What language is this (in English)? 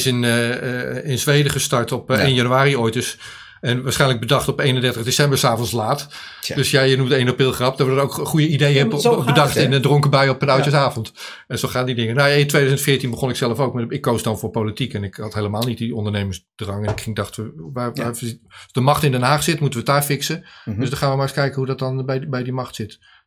Dutch